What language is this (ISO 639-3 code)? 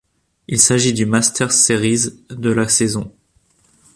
fra